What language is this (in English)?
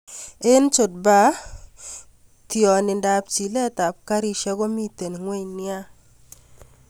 Kalenjin